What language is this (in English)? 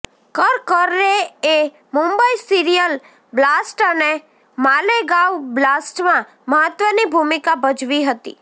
Gujarati